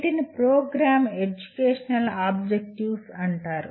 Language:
Telugu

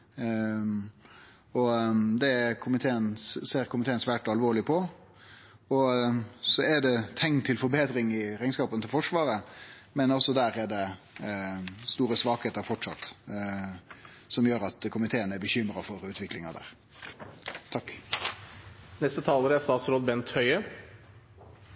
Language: Norwegian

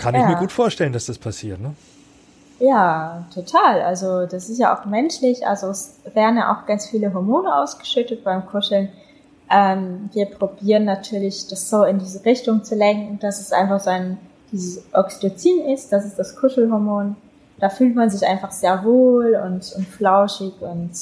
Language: German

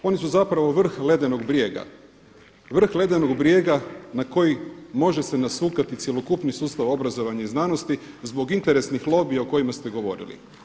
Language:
Croatian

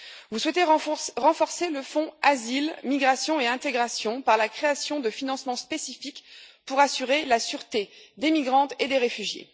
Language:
French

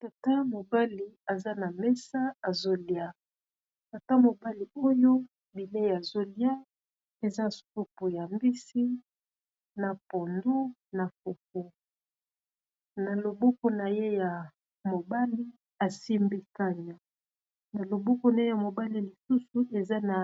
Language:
Lingala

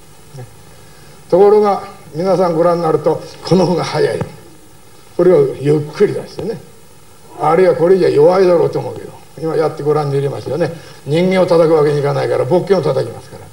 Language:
Japanese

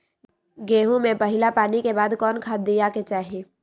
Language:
Magahi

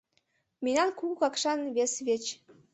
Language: Mari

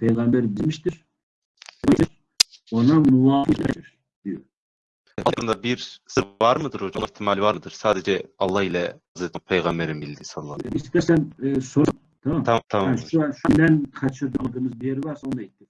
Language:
Turkish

